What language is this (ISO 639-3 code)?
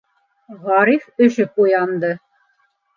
bak